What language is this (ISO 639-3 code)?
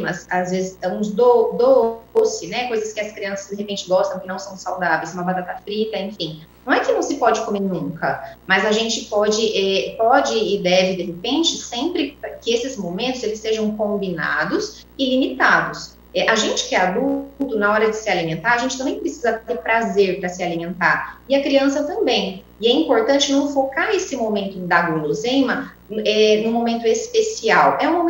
por